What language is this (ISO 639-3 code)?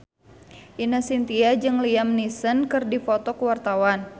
sun